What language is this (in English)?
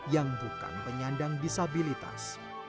Indonesian